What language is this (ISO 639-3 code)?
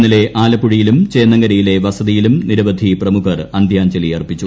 mal